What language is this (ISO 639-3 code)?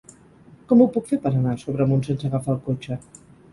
cat